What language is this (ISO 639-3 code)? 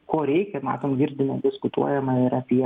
lit